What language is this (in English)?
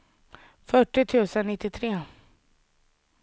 Swedish